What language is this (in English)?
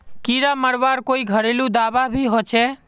Magahi